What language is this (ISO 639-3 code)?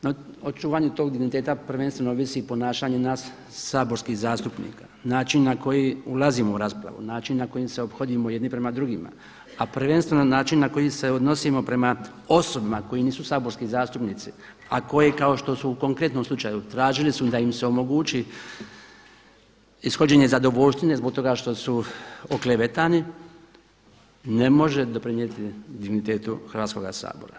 hrv